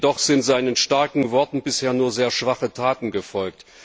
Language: German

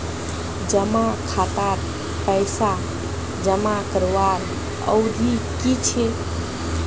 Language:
Magahi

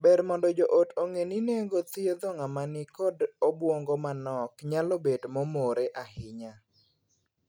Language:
Luo (Kenya and Tanzania)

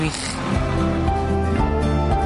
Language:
Welsh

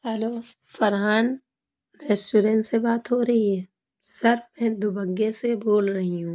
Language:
Urdu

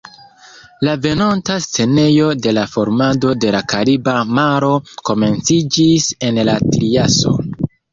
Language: Esperanto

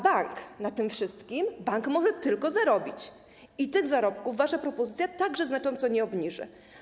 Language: Polish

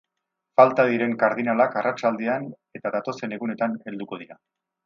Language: Basque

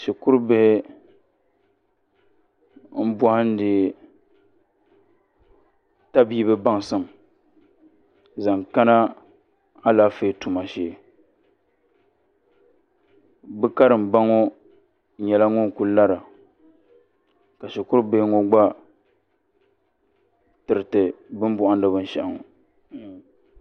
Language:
Dagbani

